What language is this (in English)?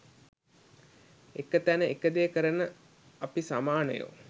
Sinhala